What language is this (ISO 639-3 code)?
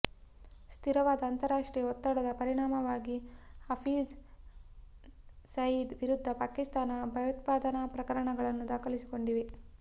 kan